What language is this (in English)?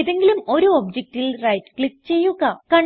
Malayalam